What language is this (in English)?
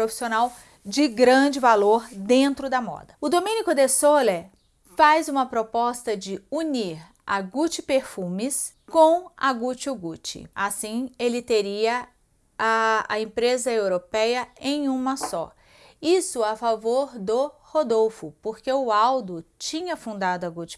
Portuguese